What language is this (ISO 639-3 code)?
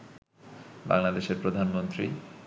ben